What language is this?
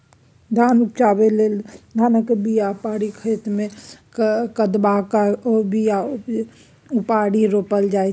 Maithili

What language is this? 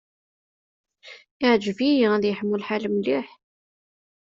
Kabyle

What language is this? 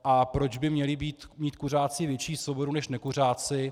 Czech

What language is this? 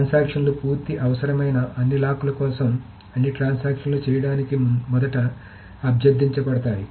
Telugu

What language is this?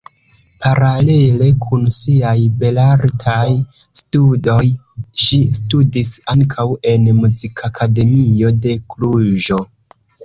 Esperanto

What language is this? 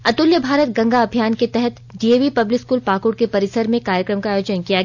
Hindi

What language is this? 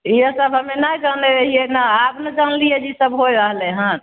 Maithili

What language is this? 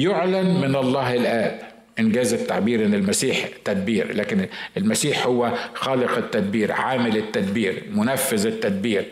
Arabic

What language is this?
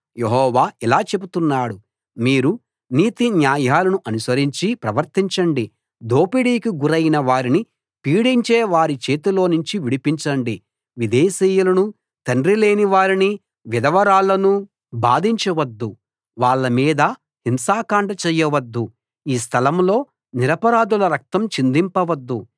Telugu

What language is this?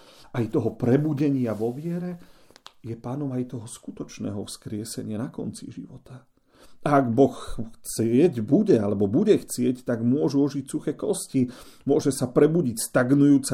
Slovak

